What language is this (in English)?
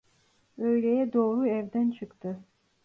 Turkish